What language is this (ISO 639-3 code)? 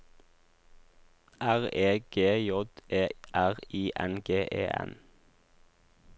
nor